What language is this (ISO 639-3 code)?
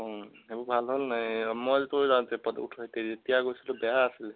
asm